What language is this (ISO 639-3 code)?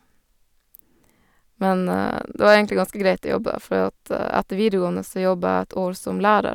nor